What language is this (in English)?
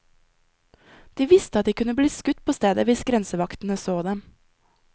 Norwegian